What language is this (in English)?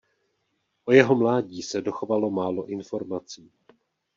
Czech